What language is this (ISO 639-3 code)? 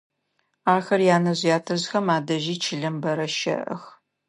ady